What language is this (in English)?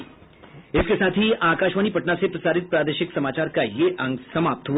Hindi